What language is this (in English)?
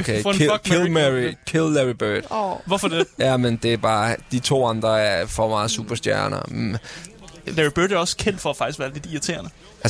Danish